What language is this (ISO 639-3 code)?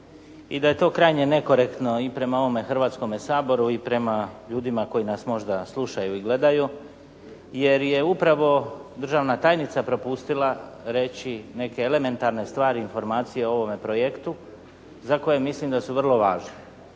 hrv